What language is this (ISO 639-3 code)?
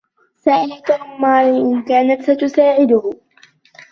ara